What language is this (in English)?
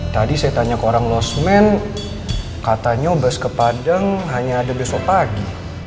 Indonesian